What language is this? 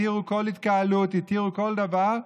Hebrew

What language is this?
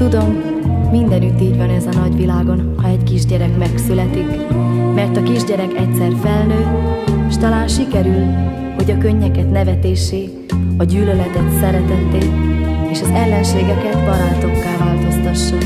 Hungarian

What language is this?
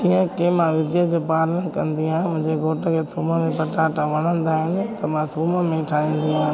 Sindhi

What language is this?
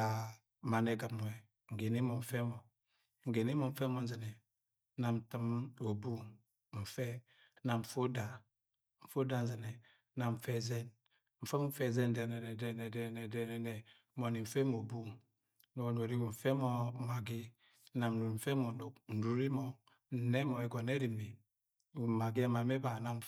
Agwagwune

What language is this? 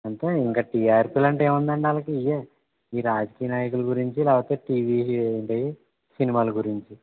Telugu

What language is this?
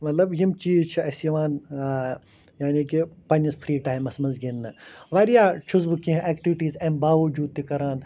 Kashmiri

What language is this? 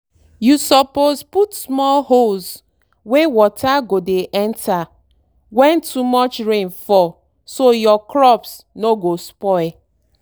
Nigerian Pidgin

